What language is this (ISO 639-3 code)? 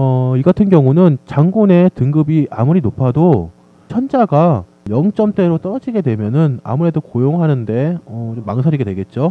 kor